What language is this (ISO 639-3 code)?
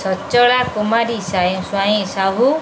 ori